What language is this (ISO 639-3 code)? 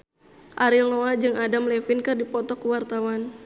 sun